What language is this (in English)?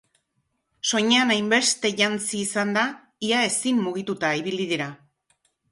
Basque